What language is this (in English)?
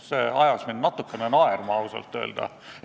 Estonian